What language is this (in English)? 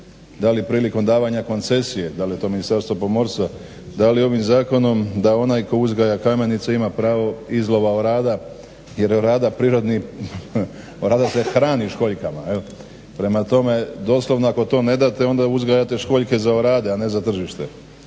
Croatian